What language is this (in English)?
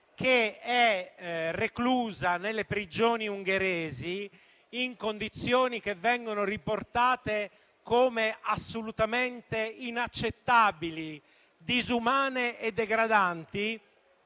Italian